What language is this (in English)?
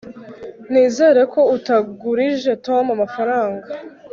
Kinyarwanda